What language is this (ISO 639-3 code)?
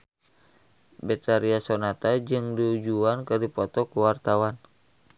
sun